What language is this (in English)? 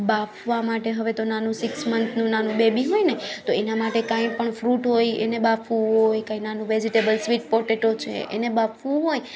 Gujarati